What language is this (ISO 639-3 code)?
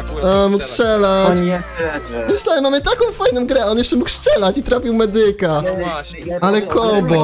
pol